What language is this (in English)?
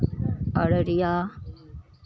Maithili